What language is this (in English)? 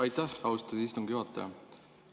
Estonian